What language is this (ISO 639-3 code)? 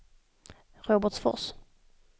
swe